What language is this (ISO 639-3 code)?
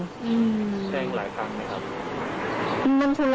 tha